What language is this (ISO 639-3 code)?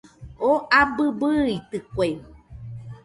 hux